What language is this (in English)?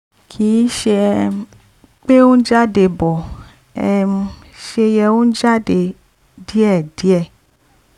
Yoruba